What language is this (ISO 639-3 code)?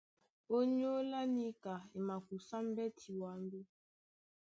dua